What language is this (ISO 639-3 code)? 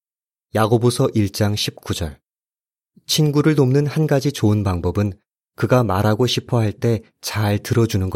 kor